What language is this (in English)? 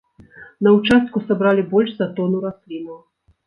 Belarusian